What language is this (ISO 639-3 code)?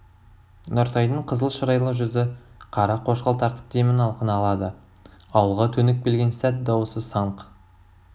kaz